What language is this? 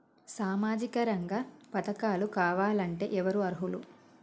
Telugu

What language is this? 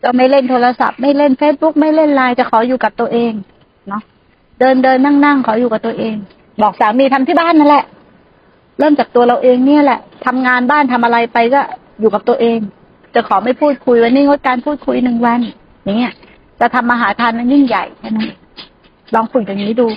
Thai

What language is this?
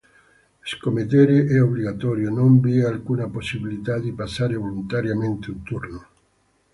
Italian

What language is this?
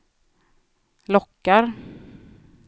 Swedish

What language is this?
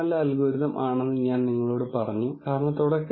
Malayalam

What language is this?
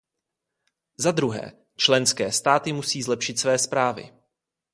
Czech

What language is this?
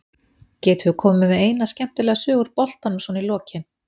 Icelandic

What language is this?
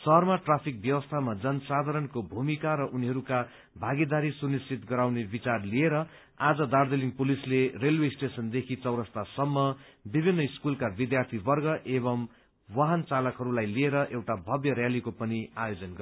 Nepali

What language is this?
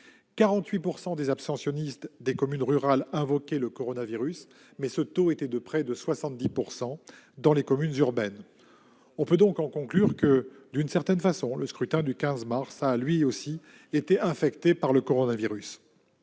French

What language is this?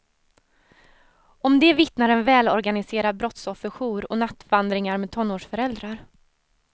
Swedish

